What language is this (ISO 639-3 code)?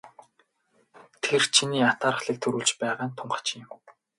mon